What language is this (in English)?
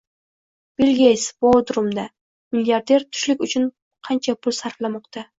Uzbek